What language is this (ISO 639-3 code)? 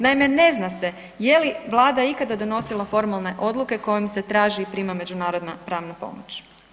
hrv